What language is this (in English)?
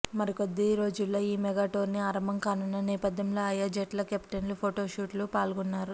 Telugu